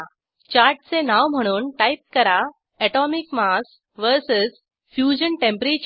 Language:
Marathi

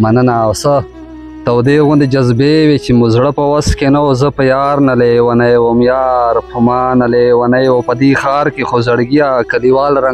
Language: Romanian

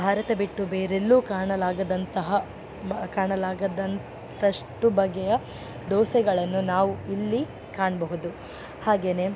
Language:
Kannada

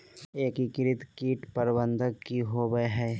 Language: Magahi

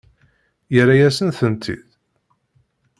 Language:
Kabyle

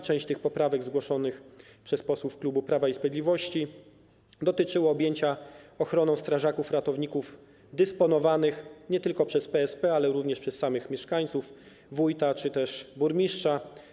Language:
Polish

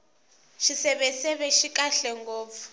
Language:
Tsonga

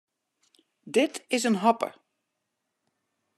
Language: Western Frisian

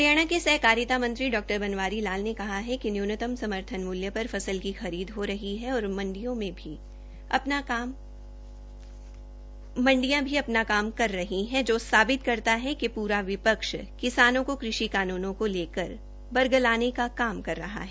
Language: Hindi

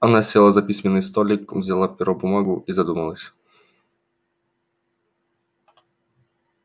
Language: Russian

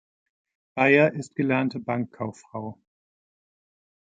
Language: German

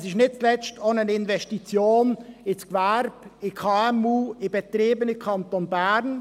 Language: Swiss German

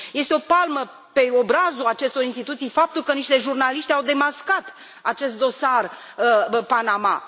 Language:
Romanian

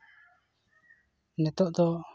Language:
Santali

